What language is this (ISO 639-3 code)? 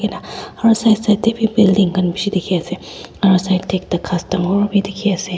nag